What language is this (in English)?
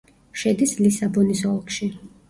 Georgian